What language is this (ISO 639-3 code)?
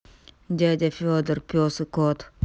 rus